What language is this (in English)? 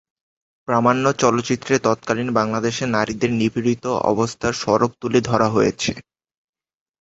Bangla